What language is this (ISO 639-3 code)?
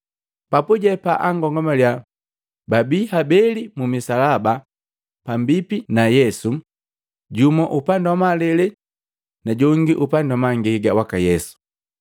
mgv